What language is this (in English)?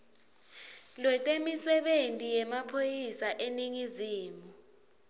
Swati